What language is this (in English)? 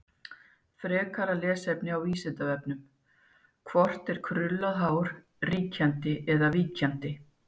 Icelandic